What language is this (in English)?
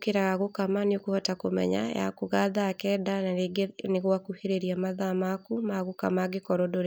Kikuyu